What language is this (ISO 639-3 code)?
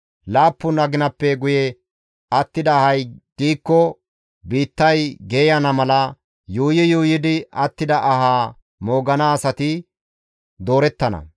gmv